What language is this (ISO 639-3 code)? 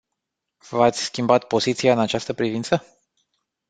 ron